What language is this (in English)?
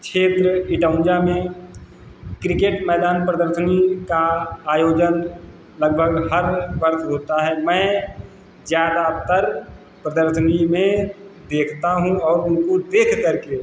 Hindi